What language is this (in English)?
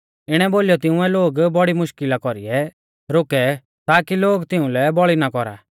Mahasu Pahari